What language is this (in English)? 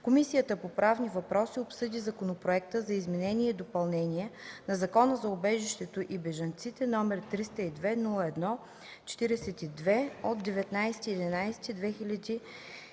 Bulgarian